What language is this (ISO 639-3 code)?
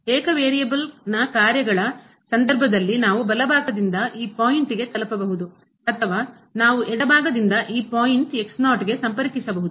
kan